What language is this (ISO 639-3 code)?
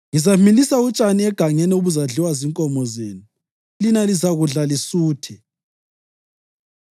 nde